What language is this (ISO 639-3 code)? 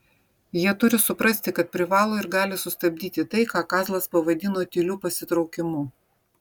lit